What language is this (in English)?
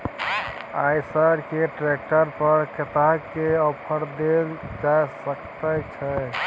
Maithili